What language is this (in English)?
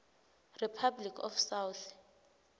Swati